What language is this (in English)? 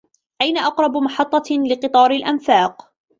Arabic